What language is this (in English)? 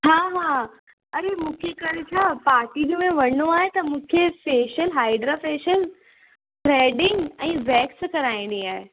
Sindhi